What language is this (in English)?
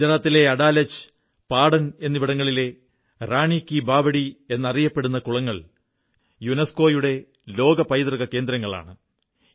Malayalam